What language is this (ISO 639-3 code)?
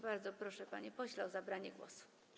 pol